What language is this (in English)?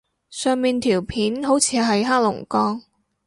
Cantonese